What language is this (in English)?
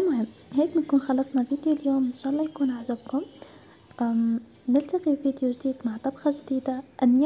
Arabic